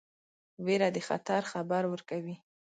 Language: Pashto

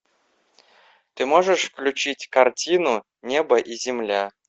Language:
Russian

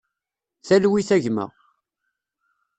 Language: Kabyle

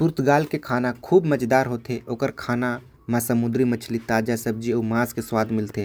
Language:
Korwa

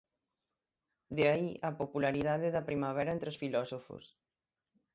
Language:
Galician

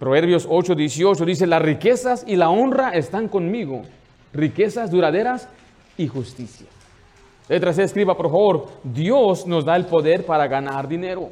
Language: Spanish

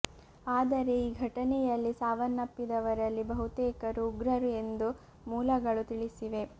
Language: Kannada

